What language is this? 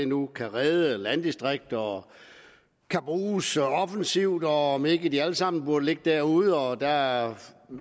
Danish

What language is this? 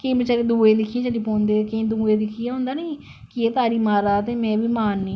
Dogri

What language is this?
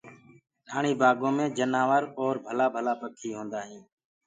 Gurgula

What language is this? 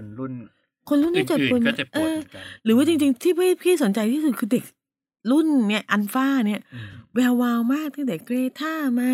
Thai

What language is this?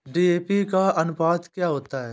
Hindi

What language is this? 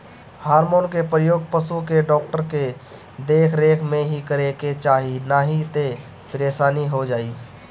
Bhojpuri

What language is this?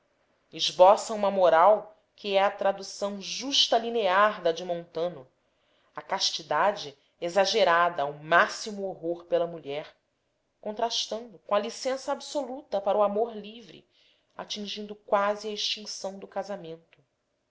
Portuguese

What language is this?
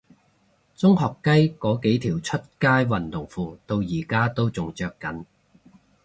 Cantonese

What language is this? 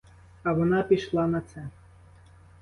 Ukrainian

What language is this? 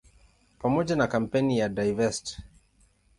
Swahili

